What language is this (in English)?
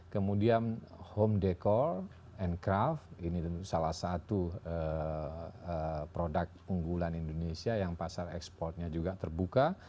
Indonesian